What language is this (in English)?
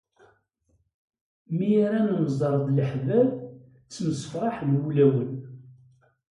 Kabyle